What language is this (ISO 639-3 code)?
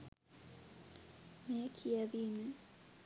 sin